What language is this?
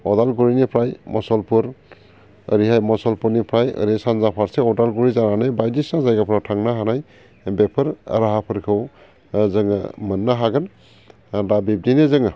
Bodo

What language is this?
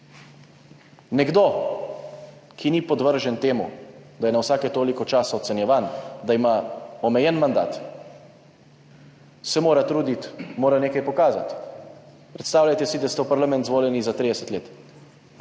Slovenian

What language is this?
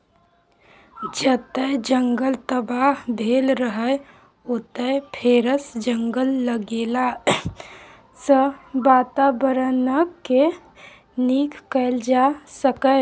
Maithili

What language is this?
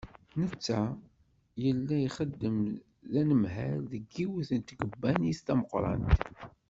Kabyle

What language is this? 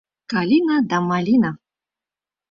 Mari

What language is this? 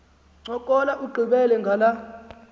Xhosa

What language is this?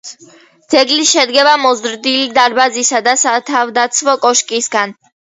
Georgian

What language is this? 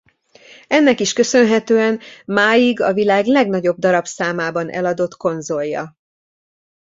Hungarian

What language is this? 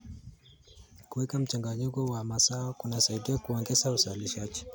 Kalenjin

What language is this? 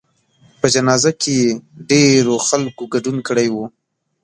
Pashto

